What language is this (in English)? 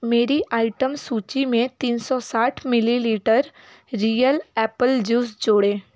Hindi